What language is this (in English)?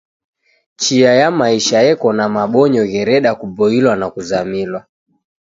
Taita